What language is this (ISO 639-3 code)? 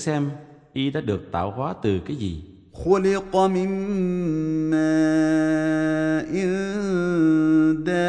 vie